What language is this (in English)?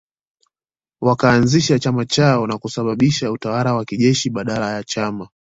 Swahili